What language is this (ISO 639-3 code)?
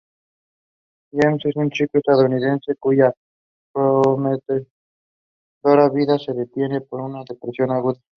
spa